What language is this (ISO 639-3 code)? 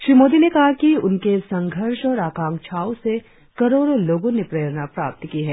hin